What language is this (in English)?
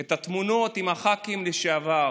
Hebrew